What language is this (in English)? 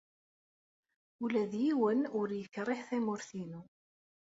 Kabyle